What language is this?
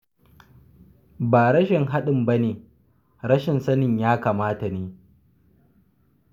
Hausa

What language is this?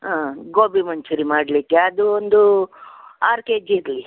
Kannada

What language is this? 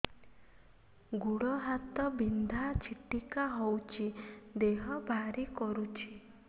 Odia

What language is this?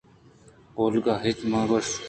Eastern Balochi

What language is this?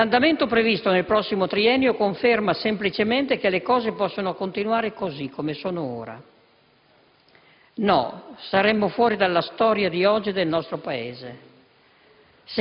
Italian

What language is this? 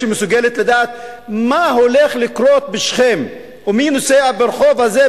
Hebrew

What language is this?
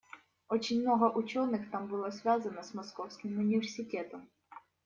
Russian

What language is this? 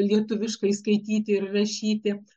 Lithuanian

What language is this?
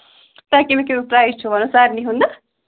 Kashmiri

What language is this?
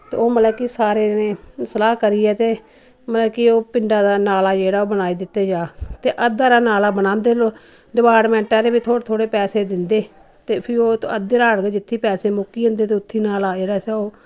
Dogri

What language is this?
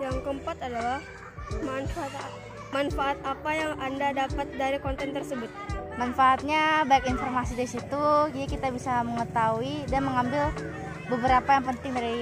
Indonesian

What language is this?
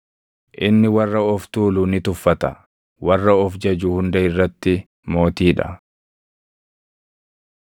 Oromo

